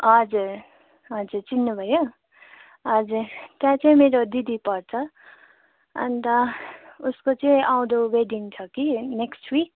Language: Nepali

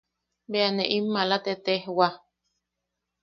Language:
Yaqui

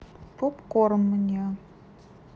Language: Russian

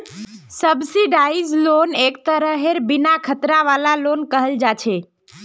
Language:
Magahi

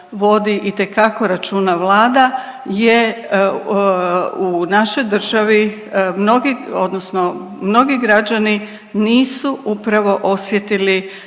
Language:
Croatian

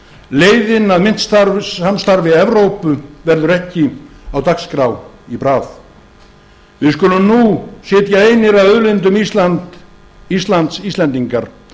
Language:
Icelandic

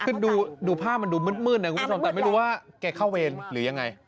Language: Thai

